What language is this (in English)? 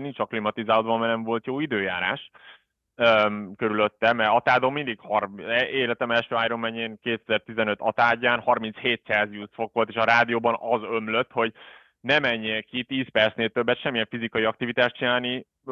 Hungarian